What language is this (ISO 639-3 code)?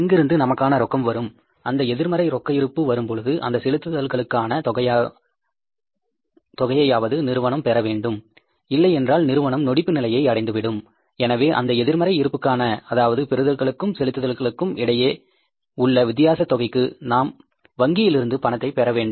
tam